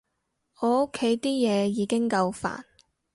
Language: Cantonese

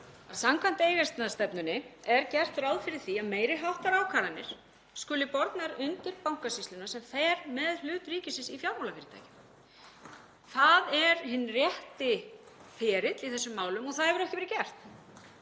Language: Icelandic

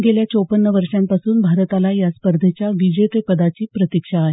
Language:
Marathi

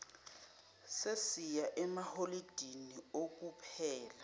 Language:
Zulu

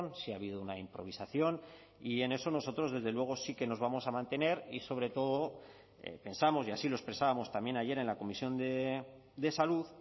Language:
Spanish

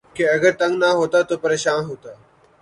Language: Urdu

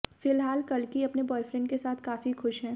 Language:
Hindi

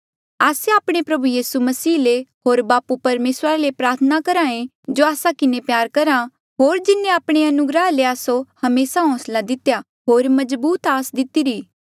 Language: Mandeali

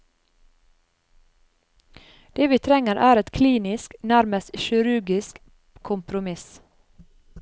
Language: Norwegian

